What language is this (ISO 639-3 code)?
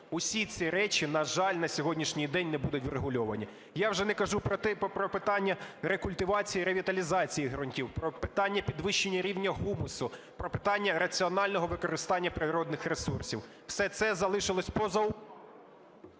ukr